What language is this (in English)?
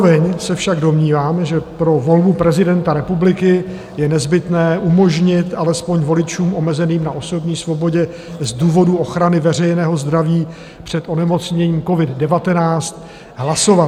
Czech